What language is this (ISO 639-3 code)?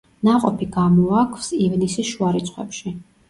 kat